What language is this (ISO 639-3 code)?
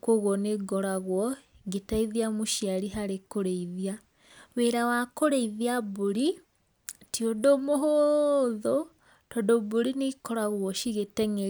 kik